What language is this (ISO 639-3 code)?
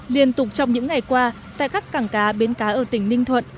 vie